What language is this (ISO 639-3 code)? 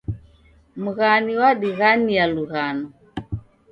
dav